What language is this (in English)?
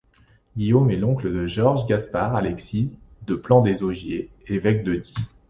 French